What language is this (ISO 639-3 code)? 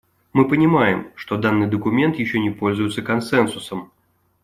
rus